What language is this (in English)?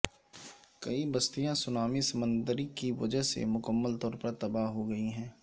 Urdu